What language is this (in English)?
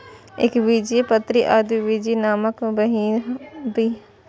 Maithili